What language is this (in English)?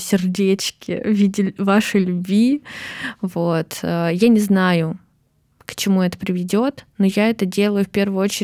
Russian